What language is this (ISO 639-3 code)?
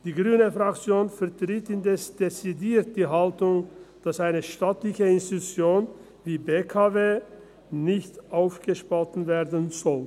gsw